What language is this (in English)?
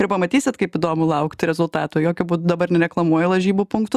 Lithuanian